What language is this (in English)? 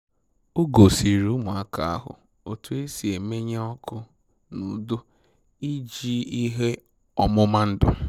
Igbo